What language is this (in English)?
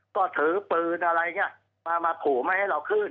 Thai